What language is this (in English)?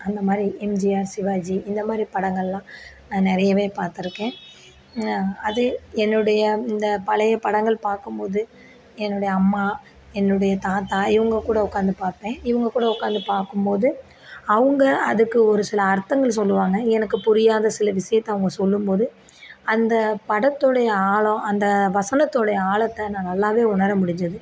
Tamil